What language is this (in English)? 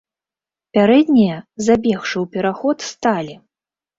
Belarusian